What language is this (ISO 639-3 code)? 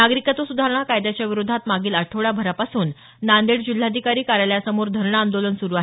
mar